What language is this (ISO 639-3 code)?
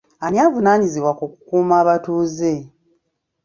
lug